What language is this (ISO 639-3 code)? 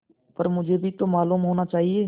hin